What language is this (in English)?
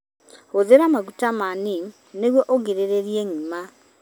Kikuyu